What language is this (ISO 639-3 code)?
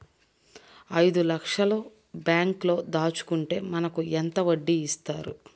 tel